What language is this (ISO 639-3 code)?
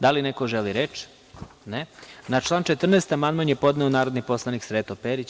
srp